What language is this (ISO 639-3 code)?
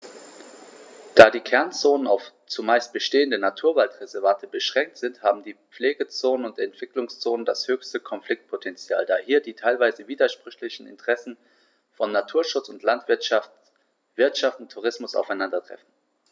deu